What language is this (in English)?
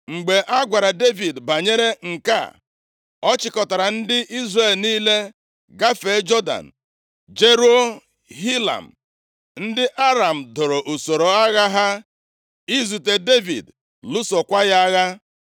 Igbo